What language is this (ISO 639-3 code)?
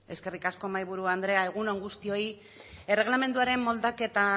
eus